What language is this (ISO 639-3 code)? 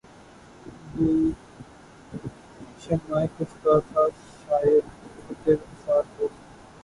urd